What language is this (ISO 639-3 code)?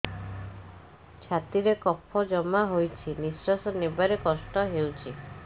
ori